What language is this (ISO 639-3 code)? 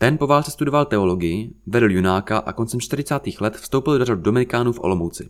ces